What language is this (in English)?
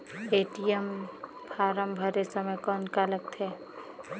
Chhattisgarhi